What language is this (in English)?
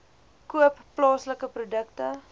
Afrikaans